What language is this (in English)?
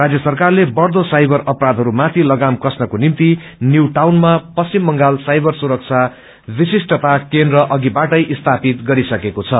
Nepali